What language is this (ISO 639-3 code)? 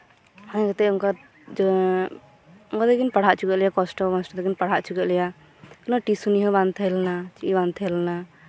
sat